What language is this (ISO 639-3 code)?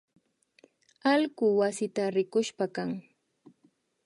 qvi